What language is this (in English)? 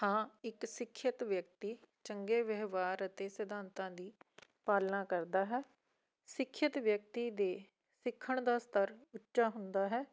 Punjabi